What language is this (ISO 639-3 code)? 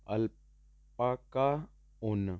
pan